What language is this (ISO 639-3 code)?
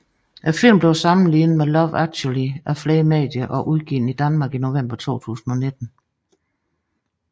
dan